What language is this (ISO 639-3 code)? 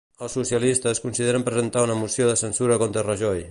cat